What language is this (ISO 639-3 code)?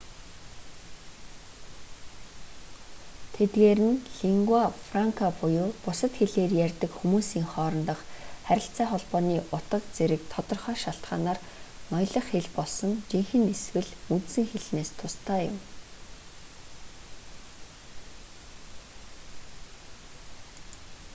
mon